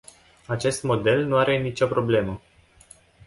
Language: Romanian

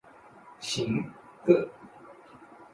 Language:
Chinese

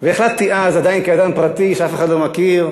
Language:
Hebrew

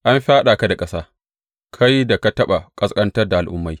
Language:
Hausa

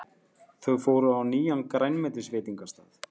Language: Icelandic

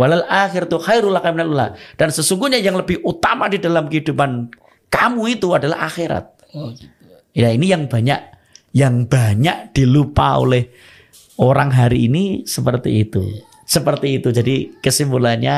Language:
Indonesian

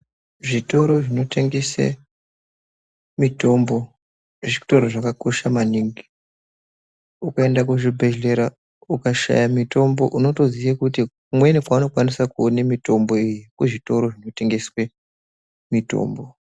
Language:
Ndau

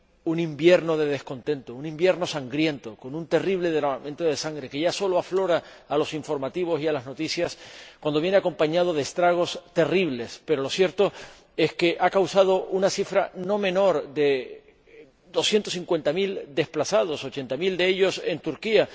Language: Spanish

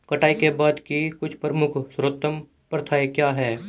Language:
Hindi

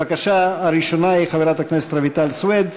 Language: Hebrew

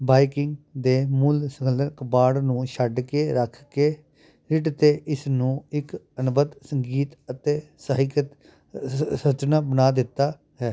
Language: Punjabi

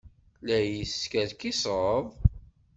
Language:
Kabyle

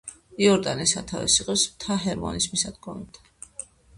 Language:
Georgian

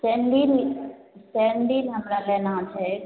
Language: Maithili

